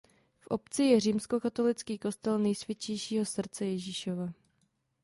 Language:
Czech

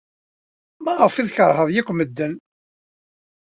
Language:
Kabyle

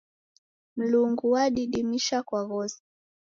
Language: Taita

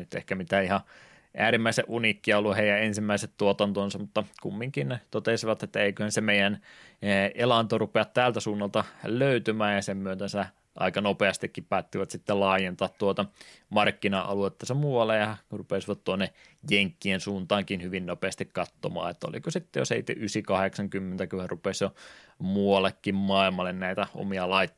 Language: Finnish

